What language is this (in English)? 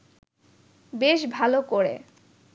Bangla